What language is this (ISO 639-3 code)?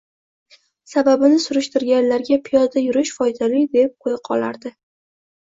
uzb